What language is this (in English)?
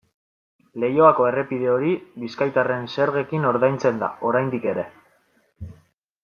Basque